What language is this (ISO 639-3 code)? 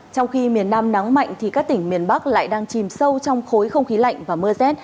vie